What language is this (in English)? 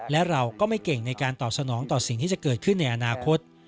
Thai